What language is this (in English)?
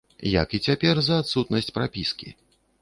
Belarusian